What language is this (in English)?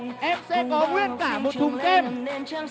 Vietnamese